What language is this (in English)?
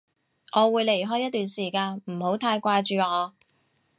Cantonese